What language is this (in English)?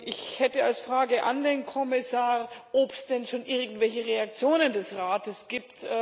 German